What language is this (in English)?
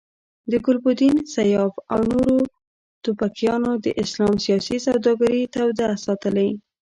Pashto